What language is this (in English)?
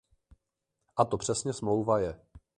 Czech